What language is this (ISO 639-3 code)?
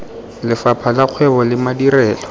tsn